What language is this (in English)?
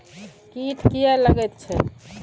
Maithili